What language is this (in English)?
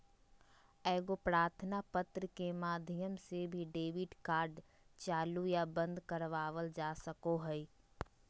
Magahi